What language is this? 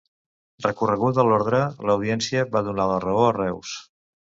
Catalan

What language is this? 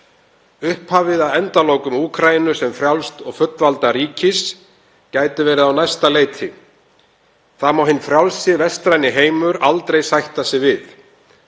Icelandic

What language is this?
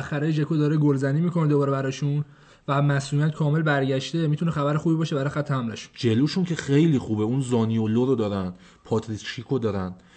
Persian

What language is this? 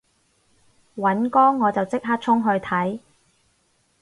Cantonese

